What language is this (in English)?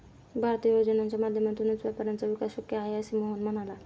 Marathi